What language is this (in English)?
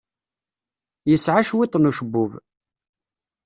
Kabyle